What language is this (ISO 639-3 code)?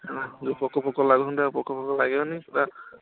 ori